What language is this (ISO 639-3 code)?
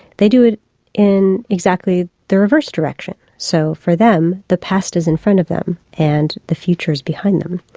eng